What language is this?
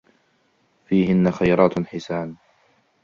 Arabic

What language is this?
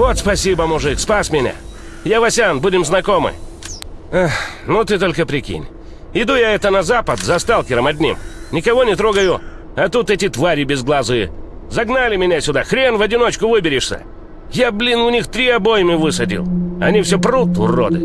Russian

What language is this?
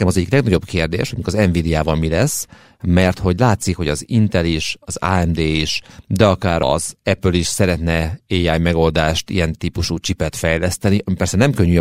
Hungarian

